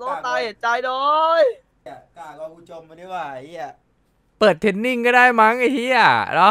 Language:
Thai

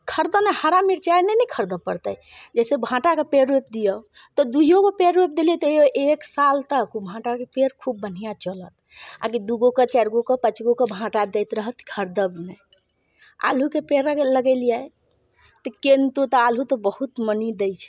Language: Maithili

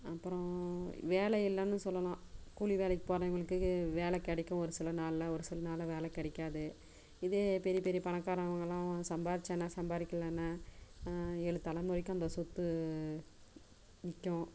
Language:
Tamil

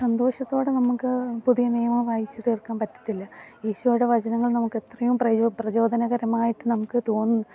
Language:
Malayalam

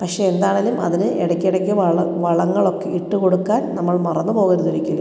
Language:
Malayalam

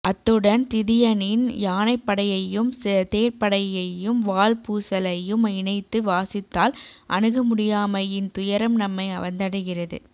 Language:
Tamil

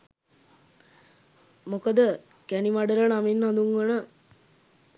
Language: Sinhala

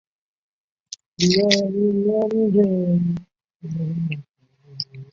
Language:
Chinese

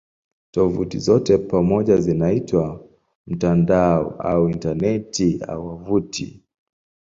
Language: Swahili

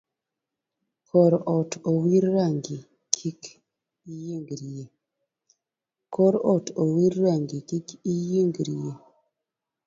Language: Luo (Kenya and Tanzania)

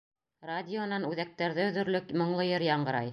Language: Bashkir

